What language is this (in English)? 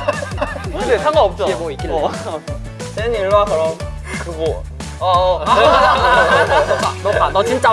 Korean